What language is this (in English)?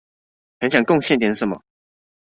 Chinese